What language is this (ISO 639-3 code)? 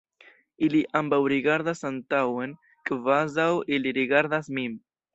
epo